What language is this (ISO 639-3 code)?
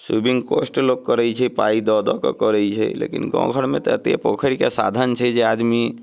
mai